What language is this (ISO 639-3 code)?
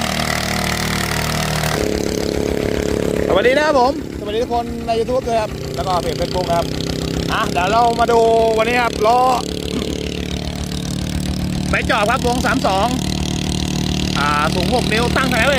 tha